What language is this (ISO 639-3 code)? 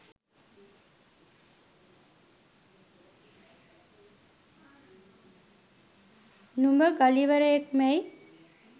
sin